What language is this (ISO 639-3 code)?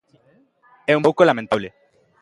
glg